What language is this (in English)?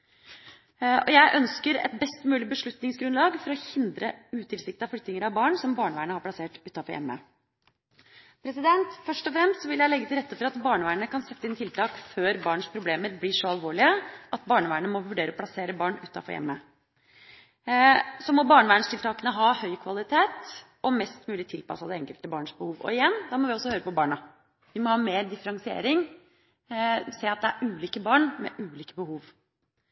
Norwegian Bokmål